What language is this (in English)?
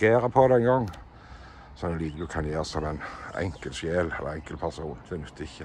Norwegian